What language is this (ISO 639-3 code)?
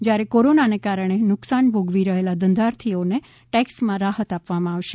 guj